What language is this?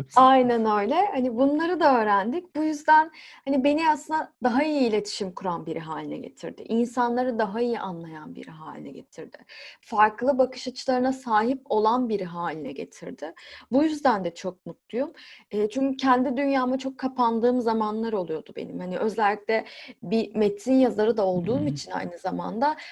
Turkish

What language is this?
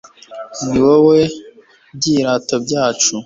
Kinyarwanda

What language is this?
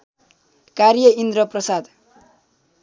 Nepali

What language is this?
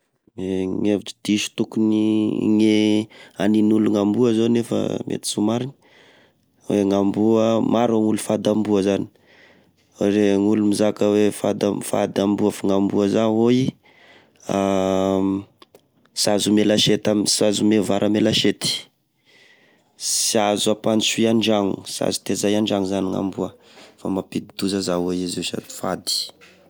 Tesaka Malagasy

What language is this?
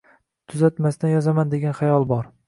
Uzbek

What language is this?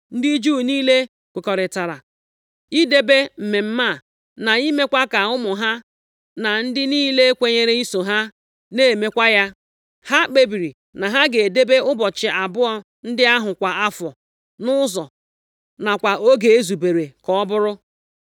Igbo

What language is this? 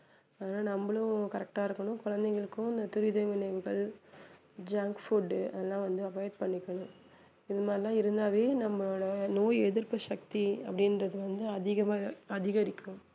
Tamil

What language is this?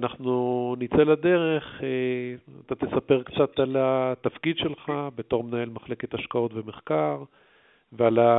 Hebrew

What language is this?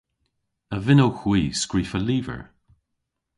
Cornish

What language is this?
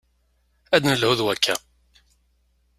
Kabyle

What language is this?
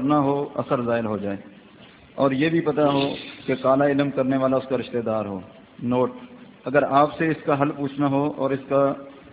Urdu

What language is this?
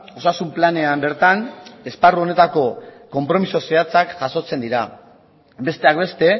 Basque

